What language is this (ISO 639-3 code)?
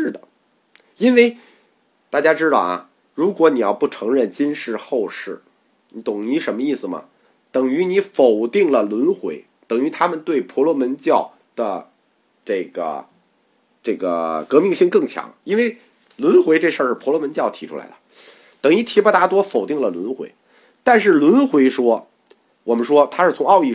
zho